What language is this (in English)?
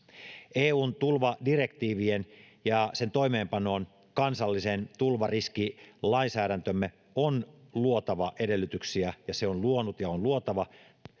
Finnish